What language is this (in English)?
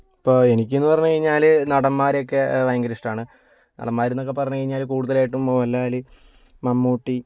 Malayalam